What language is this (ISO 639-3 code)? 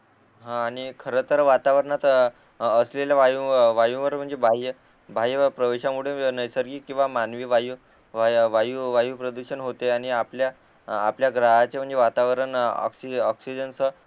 mar